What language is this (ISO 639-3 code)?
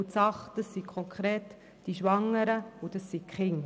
gsw